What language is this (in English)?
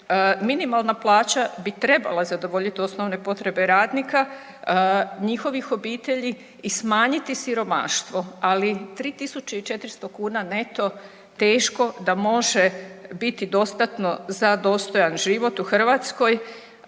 Croatian